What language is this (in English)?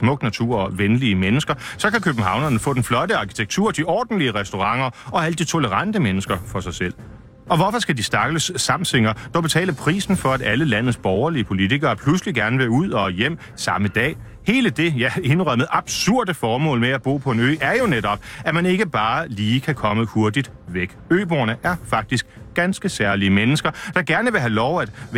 Danish